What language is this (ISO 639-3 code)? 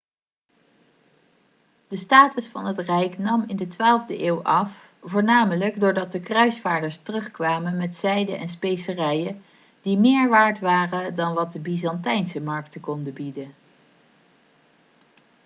nld